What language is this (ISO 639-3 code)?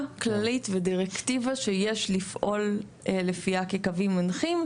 heb